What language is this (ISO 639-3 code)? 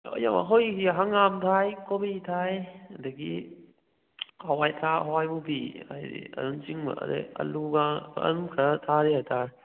mni